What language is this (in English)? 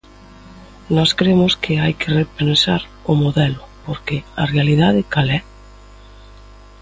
Galician